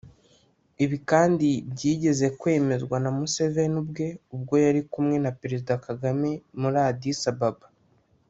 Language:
Kinyarwanda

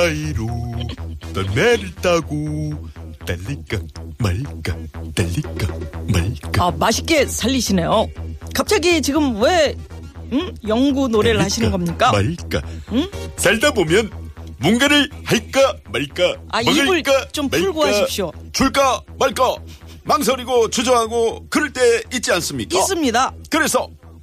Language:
Korean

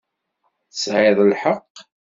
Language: Kabyle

